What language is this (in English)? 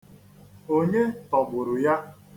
Igbo